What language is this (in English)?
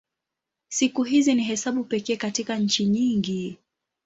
Swahili